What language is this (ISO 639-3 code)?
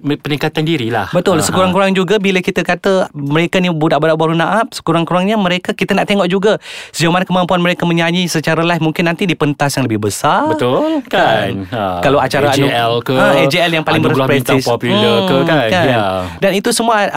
msa